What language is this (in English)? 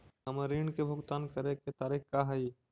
Magahi